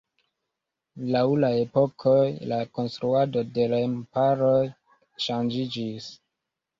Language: Esperanto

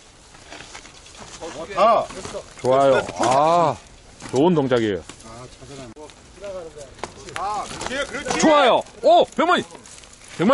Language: Korean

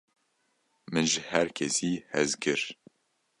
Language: Kurdish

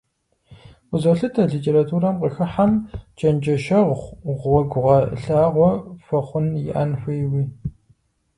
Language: Kabardian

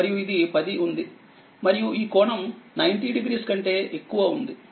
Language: Telugu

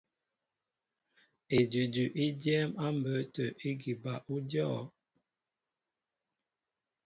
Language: Mbo (Cameroon)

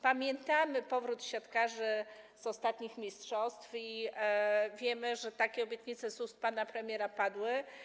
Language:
Polish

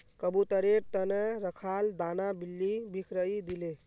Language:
Magahi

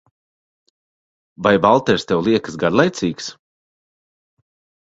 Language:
Latvian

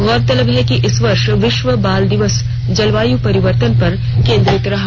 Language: Hindi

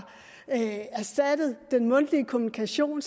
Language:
Danish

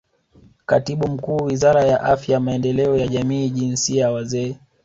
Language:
Swahili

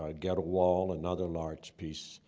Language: English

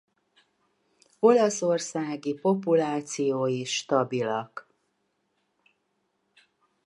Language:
Hungarian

